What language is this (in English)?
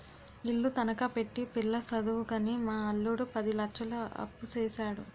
Telugu